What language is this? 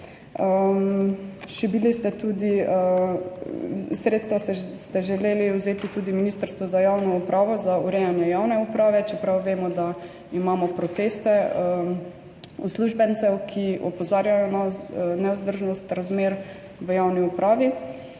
Slovenian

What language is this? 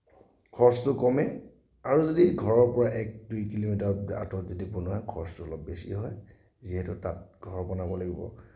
Assamese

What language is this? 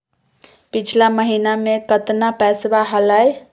Magahi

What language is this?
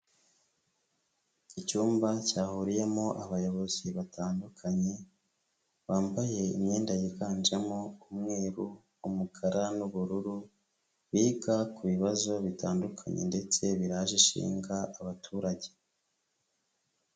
Kinyarwanda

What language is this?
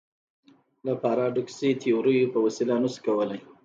Pashto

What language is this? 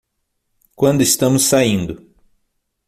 Portuguese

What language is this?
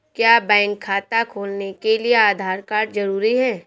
Hindi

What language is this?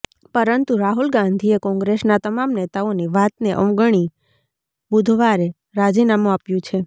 Gujarati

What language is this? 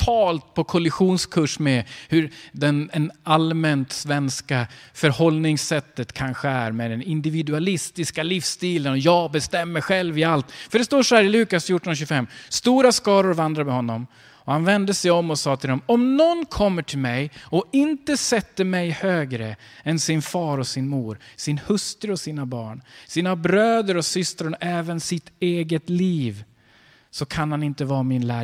Swedish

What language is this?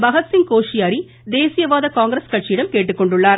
Tamil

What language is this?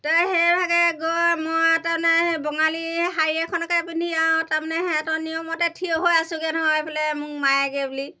Assamese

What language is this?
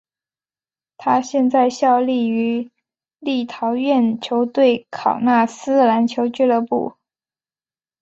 Chinese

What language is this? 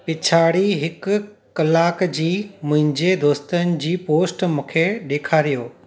Sindhi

